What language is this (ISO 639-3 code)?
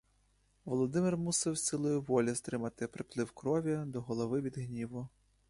ukr